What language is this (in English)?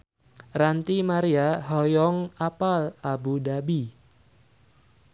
Sundanese